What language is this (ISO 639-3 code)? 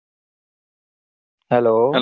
guj